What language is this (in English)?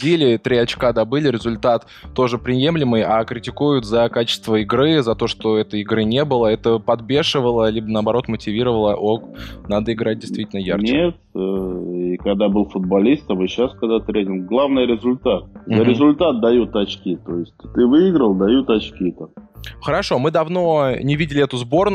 Russian